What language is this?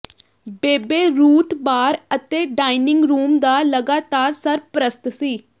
Punjabi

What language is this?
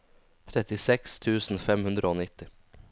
Norwegian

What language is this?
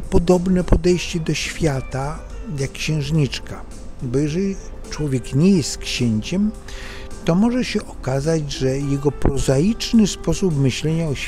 Polish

